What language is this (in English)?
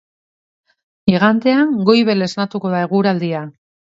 Basque